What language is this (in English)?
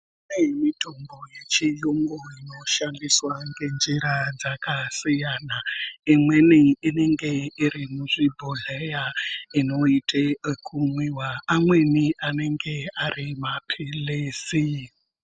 Ndau